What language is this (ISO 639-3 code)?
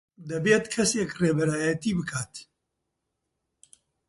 ckb